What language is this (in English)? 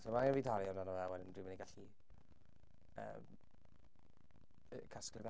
Welsh